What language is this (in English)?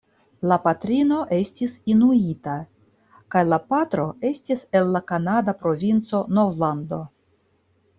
Esperanto